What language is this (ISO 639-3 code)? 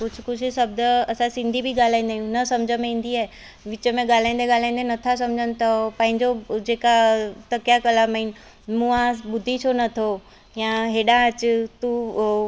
snd